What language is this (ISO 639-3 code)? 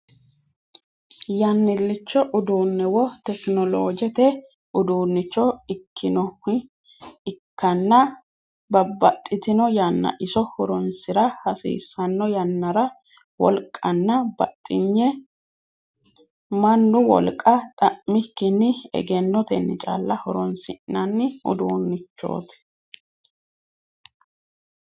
sid